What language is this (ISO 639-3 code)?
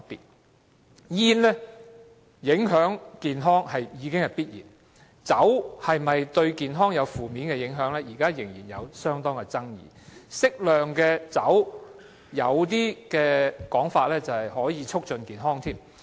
yue